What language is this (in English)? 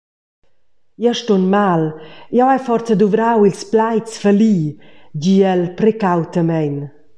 Romansh